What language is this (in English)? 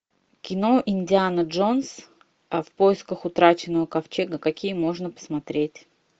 Russian